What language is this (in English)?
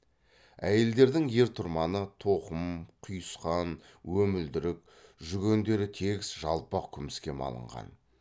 Kazakh